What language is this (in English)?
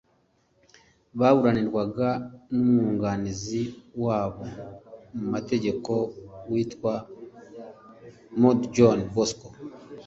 Kinyarwanda